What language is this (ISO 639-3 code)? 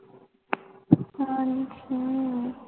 pan